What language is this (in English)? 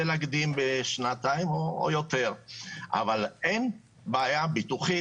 Hebrew